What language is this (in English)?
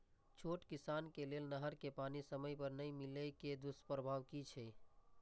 Maithili